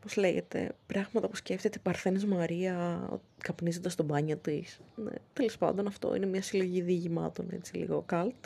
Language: Greek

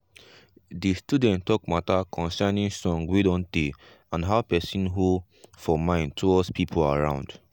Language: Nigerian Pidgin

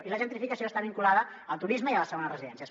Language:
Catalan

